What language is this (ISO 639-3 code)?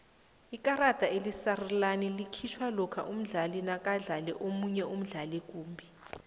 nbl